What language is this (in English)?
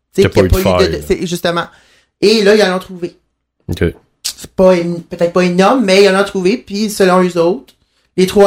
French